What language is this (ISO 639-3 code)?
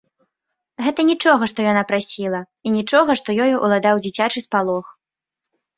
bel